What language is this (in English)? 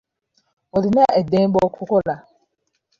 Ganda